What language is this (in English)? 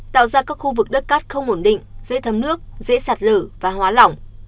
Vietnamese